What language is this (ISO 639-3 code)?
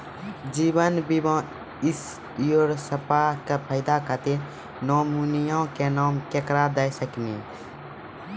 mai